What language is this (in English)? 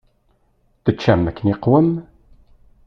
Kabyle